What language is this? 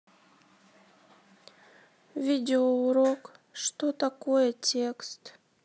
Russian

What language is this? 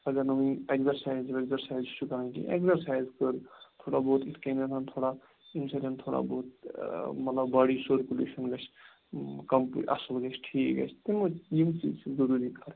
Kashmiri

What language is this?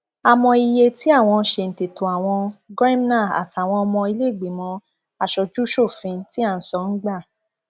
Yoruba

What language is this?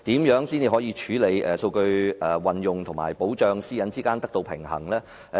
Cantonese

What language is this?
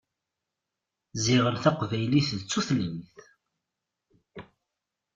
Kabyle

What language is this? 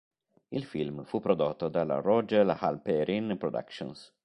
Italian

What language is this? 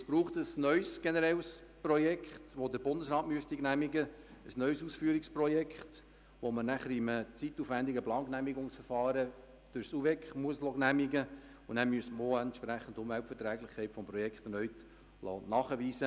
Swiss German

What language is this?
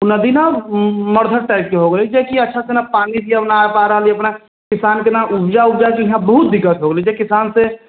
Maithili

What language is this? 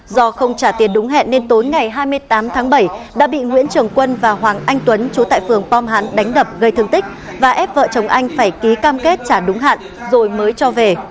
Vietnamese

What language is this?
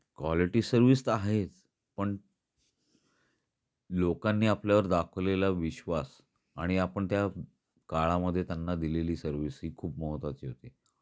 Marathi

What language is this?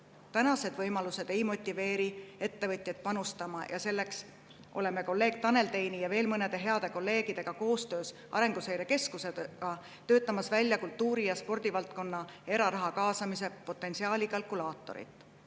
Estonian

